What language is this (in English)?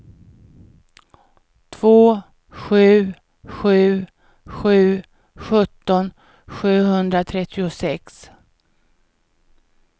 Swedish